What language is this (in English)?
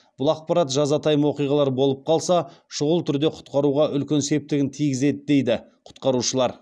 Kazakh